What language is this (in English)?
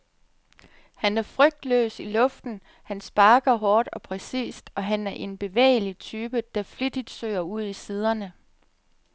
Danish